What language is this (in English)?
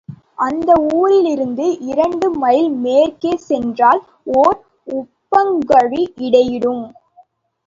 Tamil